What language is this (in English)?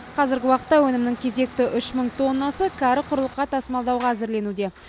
Kazakh